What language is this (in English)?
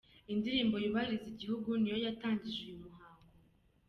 Kinyarwanda